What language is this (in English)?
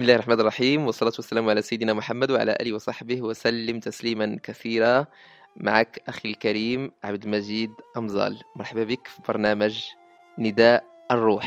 Arabic